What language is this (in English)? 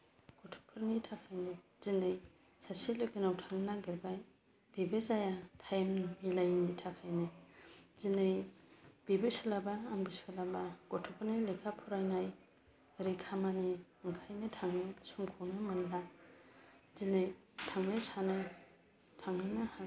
Bodo